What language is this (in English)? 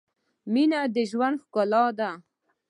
Pashto